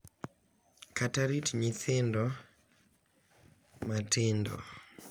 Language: Luo (Kenya and Tanzania)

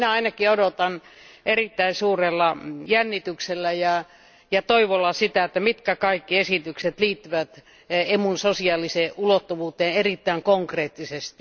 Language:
Finnish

